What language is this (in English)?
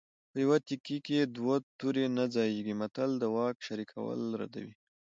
Pashto